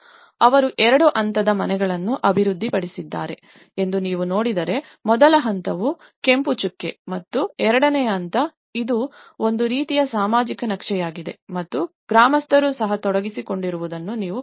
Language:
Kannada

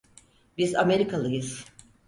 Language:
Turkish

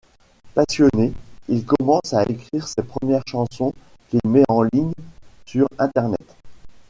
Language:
French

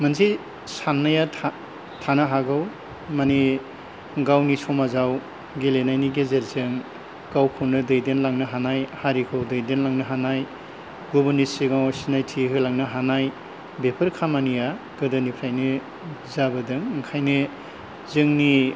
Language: Bodo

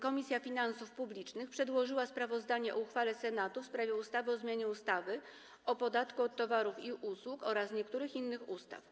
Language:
Polish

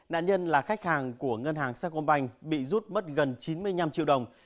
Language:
Vietnamese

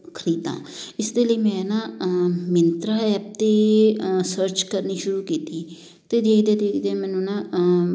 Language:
Punjabi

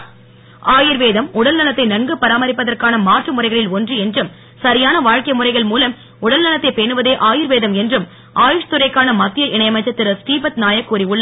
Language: Tamil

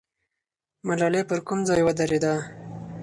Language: Pashto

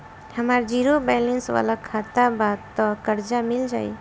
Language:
Bhojpuri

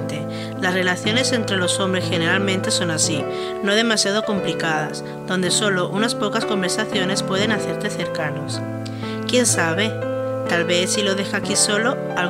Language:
Spanish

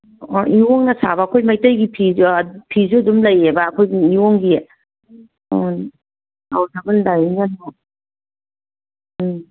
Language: Manipuri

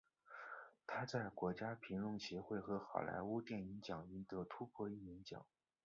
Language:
Chinese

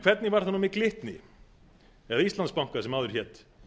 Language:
Icelandic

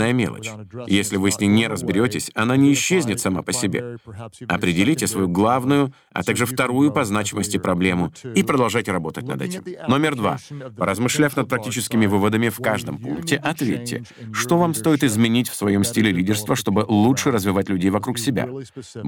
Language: Russian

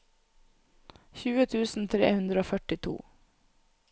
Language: Norwegian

